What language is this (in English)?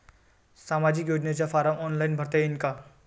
Marathi